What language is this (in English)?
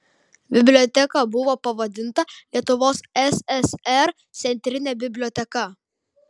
Lithuanian